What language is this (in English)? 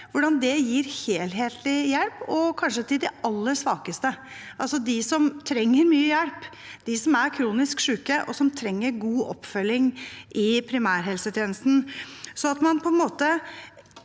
Norwegian